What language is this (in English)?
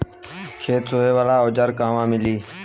Bhojpuri